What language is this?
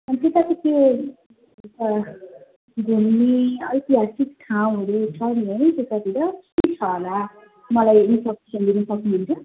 Nepali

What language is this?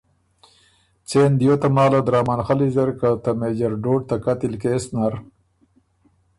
Ormuri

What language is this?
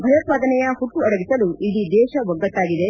Kannada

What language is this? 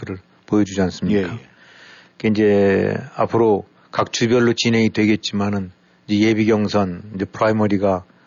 Korean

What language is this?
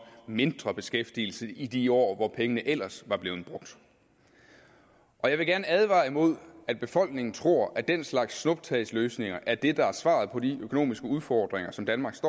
Danish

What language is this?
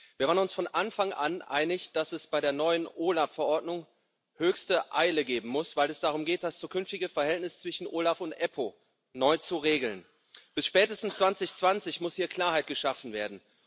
German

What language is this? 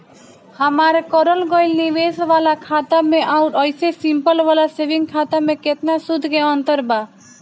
Bhojpuri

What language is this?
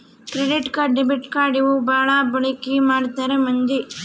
Kannada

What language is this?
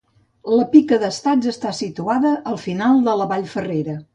Catalan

